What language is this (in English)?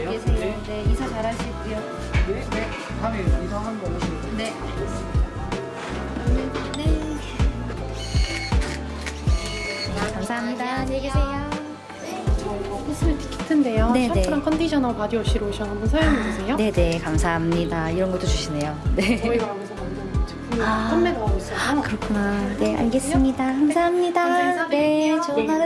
Korean